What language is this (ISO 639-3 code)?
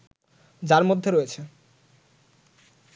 ben